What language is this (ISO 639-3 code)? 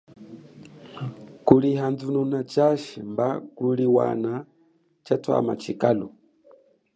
cjk